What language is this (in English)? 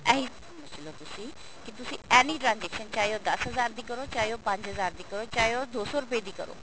Punjabi